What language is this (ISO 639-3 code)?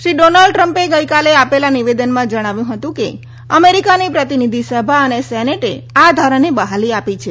guj